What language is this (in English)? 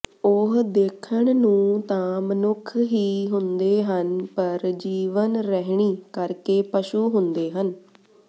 Punjabi